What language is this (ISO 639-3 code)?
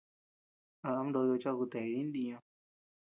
cux